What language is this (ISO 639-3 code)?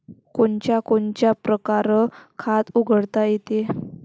mar